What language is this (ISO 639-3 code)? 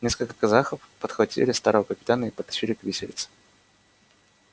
rus